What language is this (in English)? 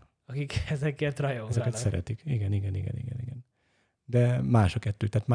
Hungarian